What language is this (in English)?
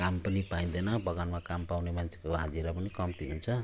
Nepali